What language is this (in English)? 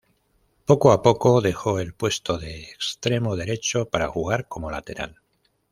Spanish